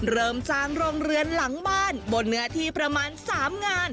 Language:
Thai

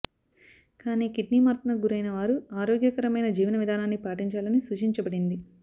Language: Telugu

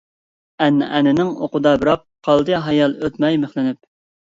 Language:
Uyghur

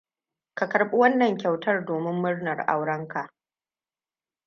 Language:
Hausa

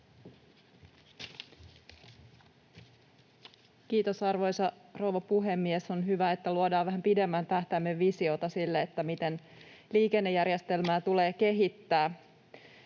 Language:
Finnish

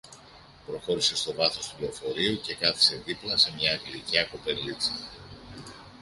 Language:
Greek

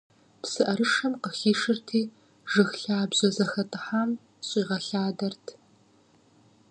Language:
Kabardian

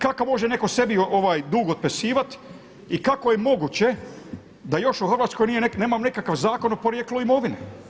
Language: Croatian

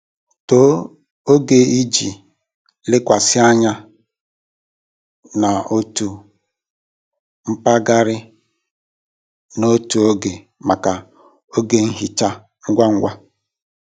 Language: Igbo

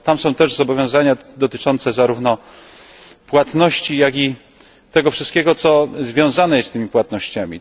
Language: Polish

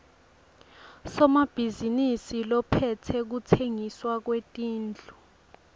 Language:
Swati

